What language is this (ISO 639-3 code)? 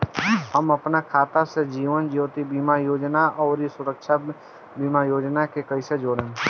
bho